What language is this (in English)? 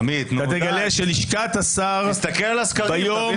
Hebrew